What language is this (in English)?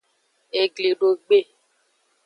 Aja (Benin)